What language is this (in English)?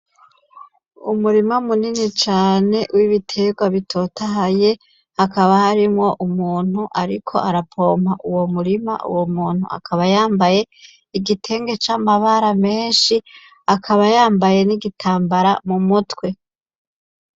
Rundi